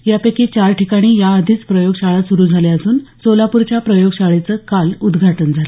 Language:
Marathi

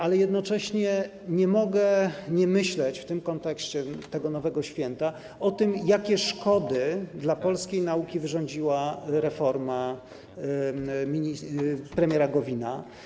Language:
Polish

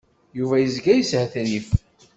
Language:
Kabyle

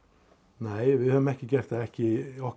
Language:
Icelandic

